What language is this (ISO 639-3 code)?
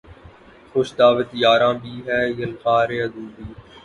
urd